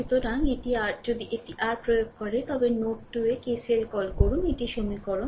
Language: Bangla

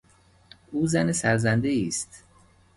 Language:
Persian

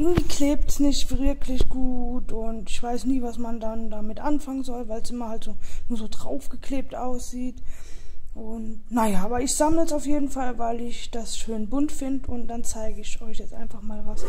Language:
German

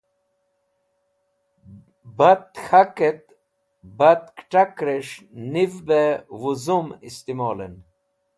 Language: Wakhi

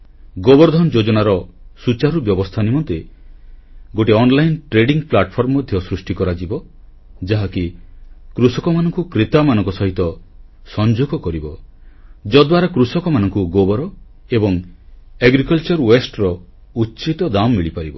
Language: Odia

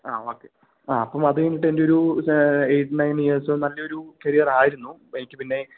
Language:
Malayalam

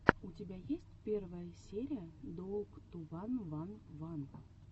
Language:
Russian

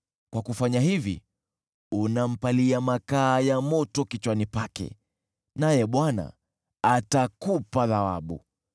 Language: Swahili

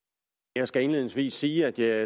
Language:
Danish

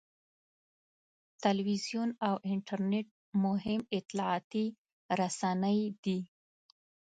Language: Pashto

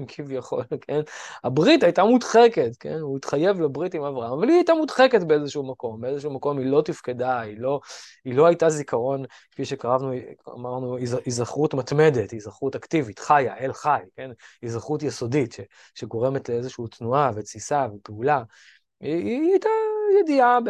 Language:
Hebrew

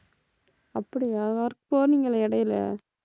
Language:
Tamil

